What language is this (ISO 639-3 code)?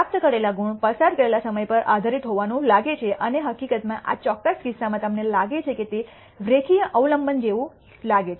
guj